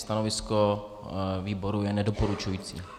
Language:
Czech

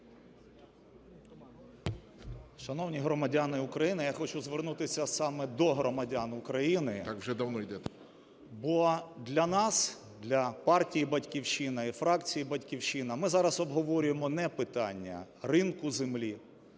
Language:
Ukrainian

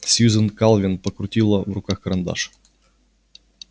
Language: Russian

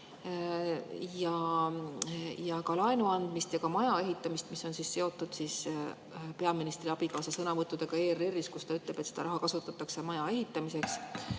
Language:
Estonian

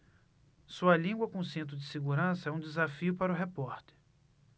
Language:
Portuguese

